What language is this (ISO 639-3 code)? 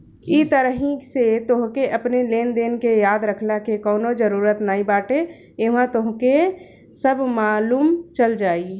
bho